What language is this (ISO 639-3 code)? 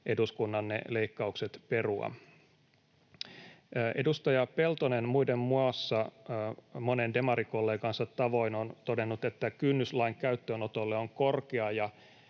fin